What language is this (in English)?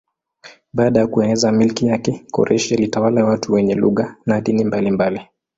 Swahili